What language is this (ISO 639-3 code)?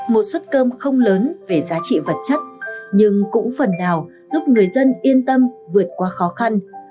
vie